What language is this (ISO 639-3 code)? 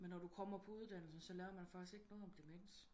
dan